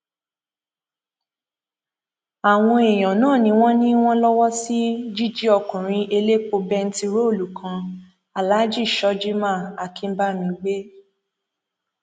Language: Yoruba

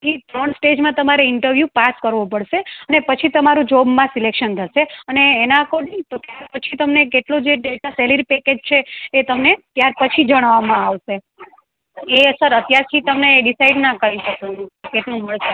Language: Gujarati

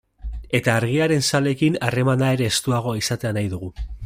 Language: Basque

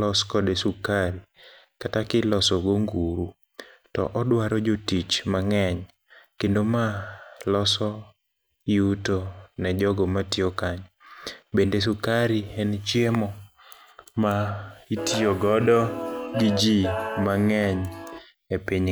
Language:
Luo (Kenya and Tanzania)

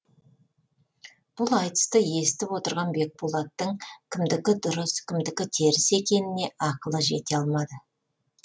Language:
Kazakh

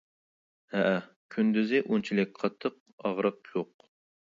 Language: Uyghur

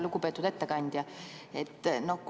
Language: Estonian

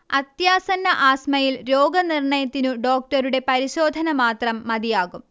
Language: Malayalam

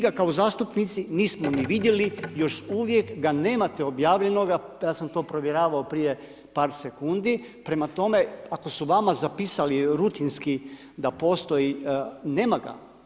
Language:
Croatian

